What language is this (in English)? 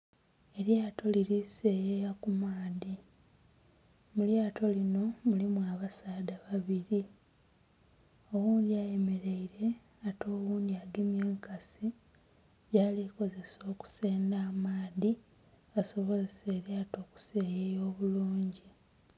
Soga